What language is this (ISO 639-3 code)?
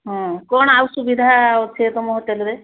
ori